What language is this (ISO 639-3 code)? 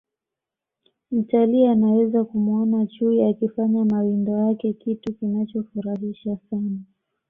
swa